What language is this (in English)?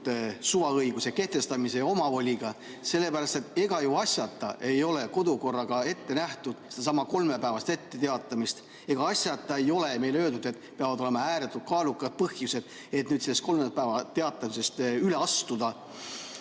Estonian